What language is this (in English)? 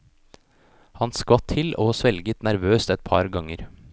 Norwegian